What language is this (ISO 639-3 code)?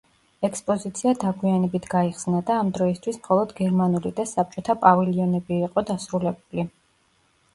kat